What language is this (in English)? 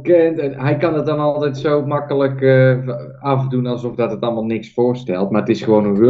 Dutch